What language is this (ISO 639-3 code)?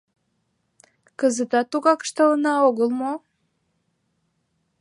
chm